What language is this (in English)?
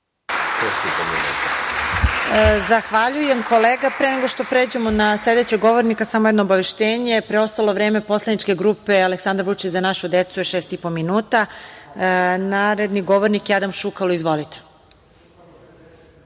Serbian